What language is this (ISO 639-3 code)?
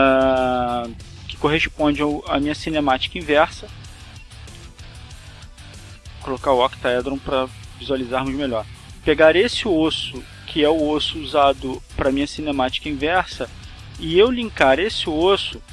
por